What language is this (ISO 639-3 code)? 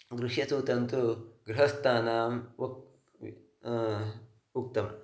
san